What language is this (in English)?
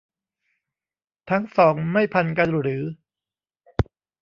Thai